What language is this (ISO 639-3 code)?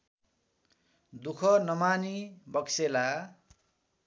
nep